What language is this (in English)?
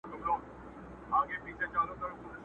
Pashto